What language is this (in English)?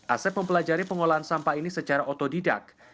Indonesian